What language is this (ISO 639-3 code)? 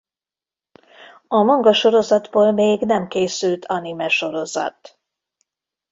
hun